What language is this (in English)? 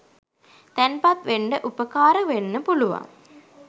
Sinhala